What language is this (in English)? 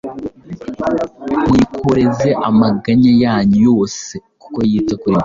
Kinyarwanda